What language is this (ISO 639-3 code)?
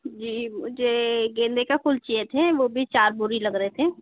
hin